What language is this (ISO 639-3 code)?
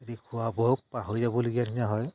asm